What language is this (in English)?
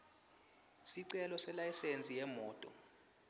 Swati